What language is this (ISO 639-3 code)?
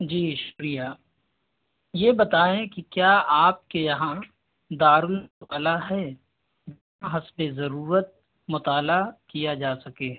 urd